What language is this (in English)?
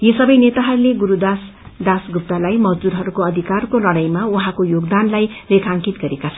Nepali